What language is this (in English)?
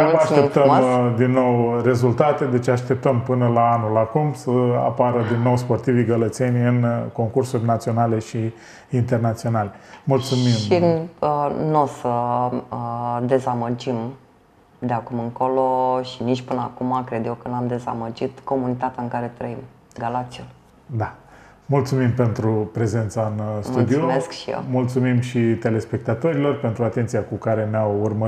Romanian